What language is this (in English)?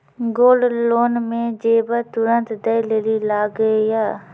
Maithili